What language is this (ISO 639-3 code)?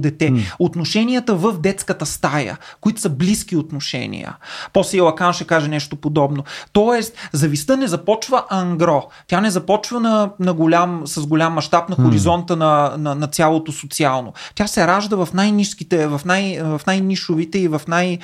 bul